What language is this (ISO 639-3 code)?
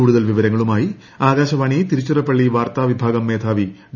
mal